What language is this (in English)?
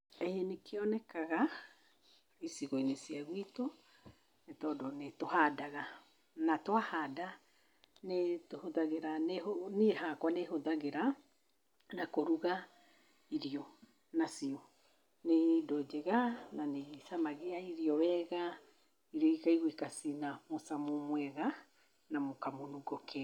Kikuyu